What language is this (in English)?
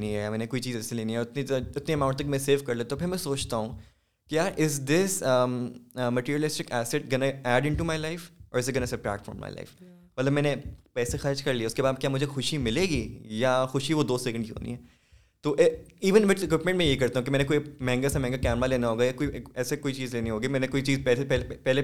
Urdu